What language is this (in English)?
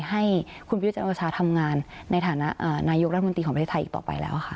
Thai